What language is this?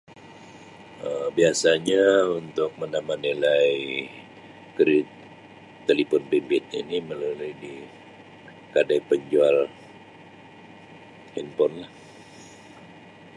Sabah Malay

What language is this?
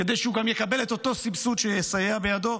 Hebrew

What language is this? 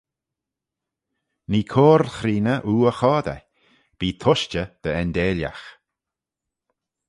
Manx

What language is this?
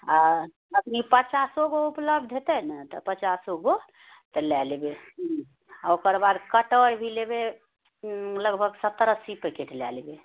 Maithili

